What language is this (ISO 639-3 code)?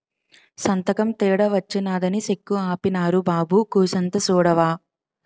tel